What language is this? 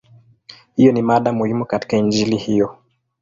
Swahili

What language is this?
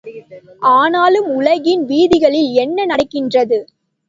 Tamil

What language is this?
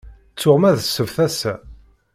Kabyle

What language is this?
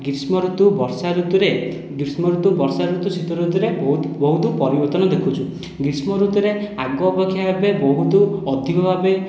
Odia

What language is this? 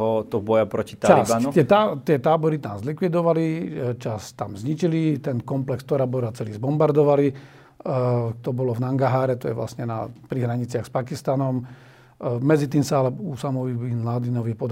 Slovak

